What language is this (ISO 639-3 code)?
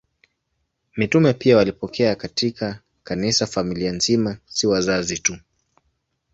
swa